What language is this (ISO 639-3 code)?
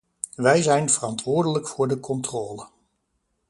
nld